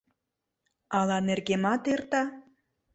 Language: Mari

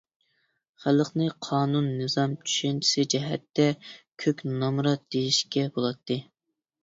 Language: Uyghur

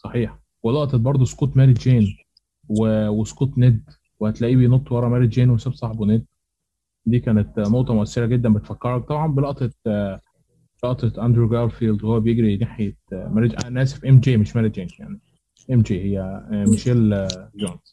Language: Arabic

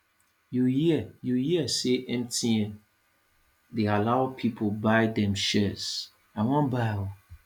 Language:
Nigerian Pidgin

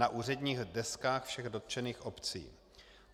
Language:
Czech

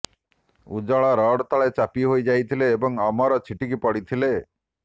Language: Odia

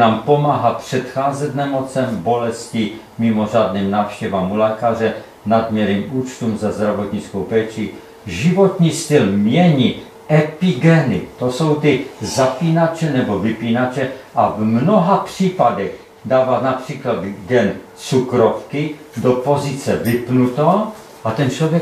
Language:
Czech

